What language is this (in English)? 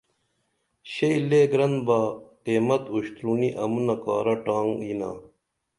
Dameli